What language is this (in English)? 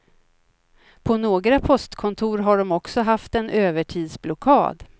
Swedish